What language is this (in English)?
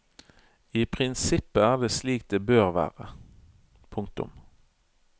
Norwegian